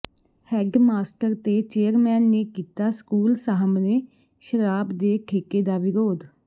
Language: Punjabi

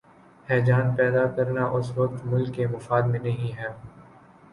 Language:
Urdu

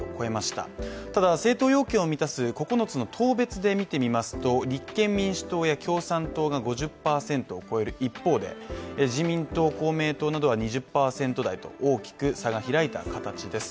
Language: Japanese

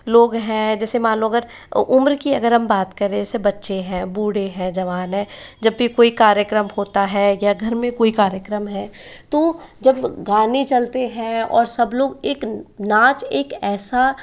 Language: Hindi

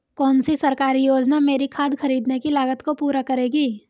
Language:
Hindi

